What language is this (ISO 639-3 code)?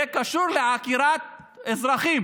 heb